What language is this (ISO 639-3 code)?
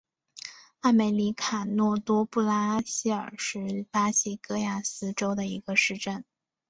zho